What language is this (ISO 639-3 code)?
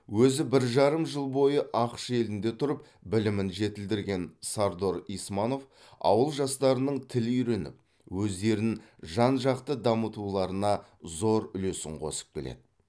kaz